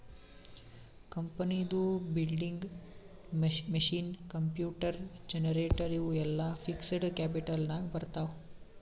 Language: Kannada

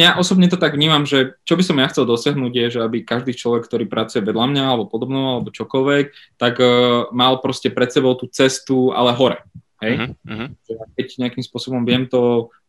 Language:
Slovak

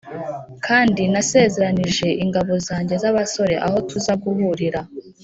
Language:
Kinyarwanda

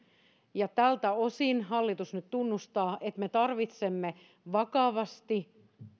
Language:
Finnish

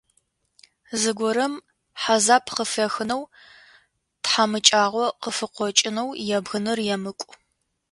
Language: Adyghe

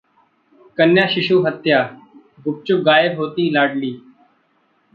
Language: Hindi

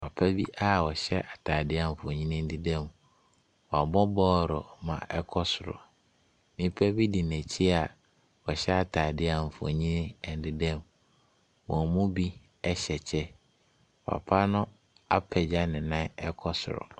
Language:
Akan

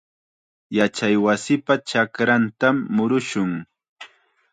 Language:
Chiquián Ancash Quechua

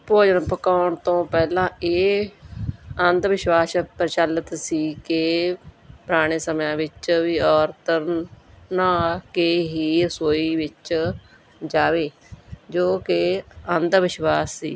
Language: Punjabi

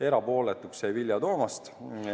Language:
Estonian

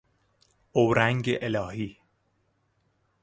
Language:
Persian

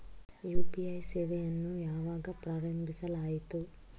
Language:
Kannada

